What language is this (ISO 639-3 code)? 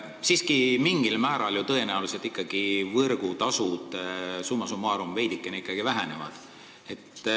est